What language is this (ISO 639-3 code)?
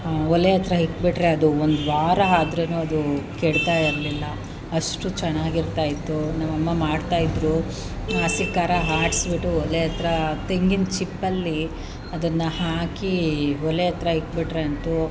kan